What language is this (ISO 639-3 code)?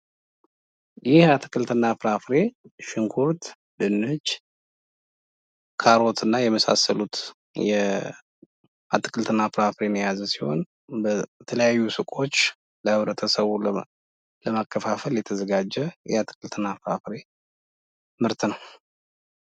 amh